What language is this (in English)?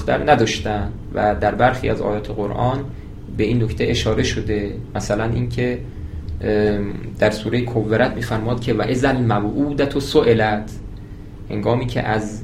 Persian